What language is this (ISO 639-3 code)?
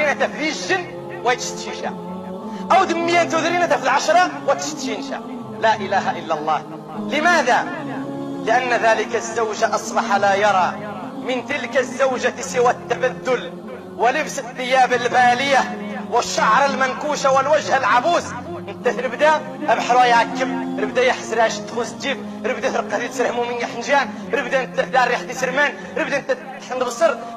ara